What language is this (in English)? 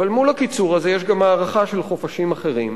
Hebrew